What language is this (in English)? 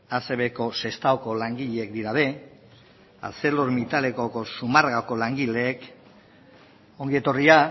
Basque